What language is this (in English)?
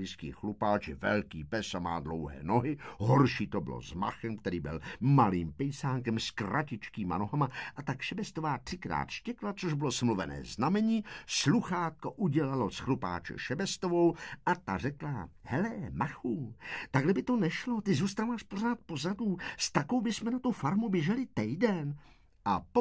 Czech